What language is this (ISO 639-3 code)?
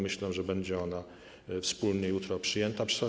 pol